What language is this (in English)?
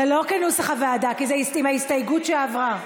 Hebrew